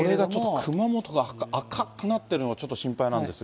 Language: Japanese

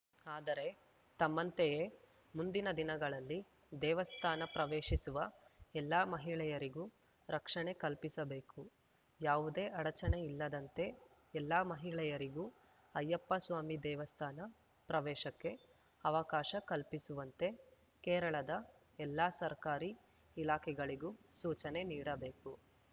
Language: Kannada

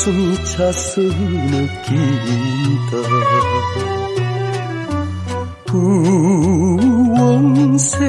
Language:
Korean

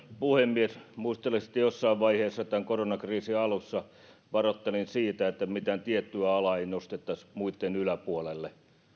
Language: Finnish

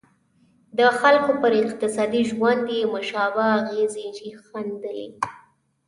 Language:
Pashto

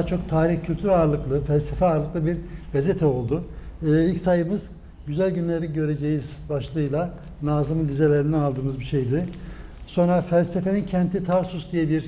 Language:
Turkish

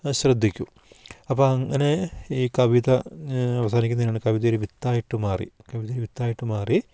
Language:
Malayalam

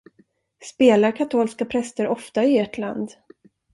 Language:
Swedish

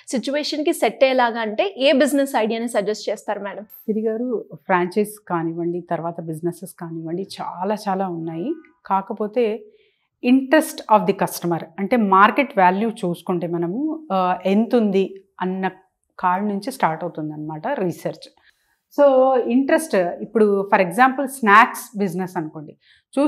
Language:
Telugu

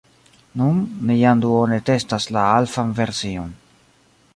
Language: Esperanto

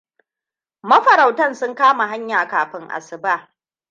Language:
Hausa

